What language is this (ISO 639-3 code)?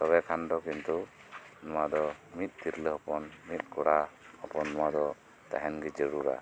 sat